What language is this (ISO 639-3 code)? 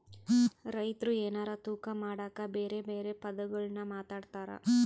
kan